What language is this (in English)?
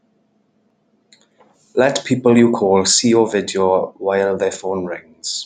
English